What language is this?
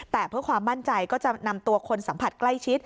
Thai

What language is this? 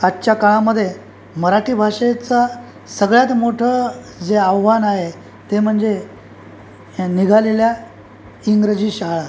Marathi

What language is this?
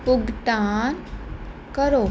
Punjabi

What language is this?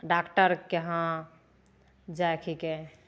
Maithili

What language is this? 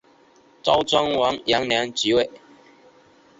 Chinese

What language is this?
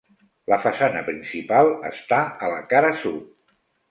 Catalan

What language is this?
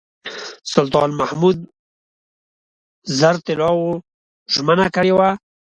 Pashto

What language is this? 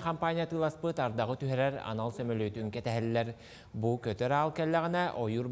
Turkish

